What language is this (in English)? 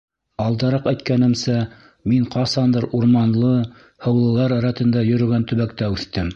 Bashkir